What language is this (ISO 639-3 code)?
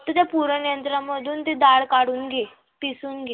mar